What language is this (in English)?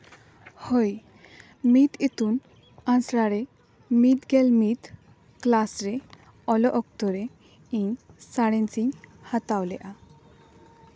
Santali